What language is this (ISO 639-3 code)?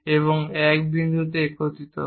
ben